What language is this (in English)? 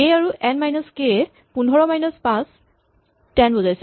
Assamese